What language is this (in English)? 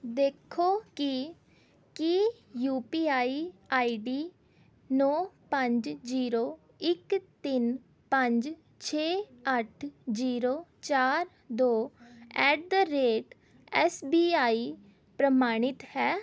Punjabi